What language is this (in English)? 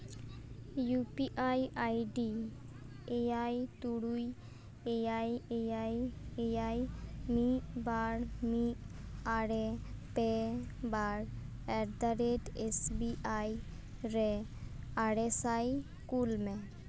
Santali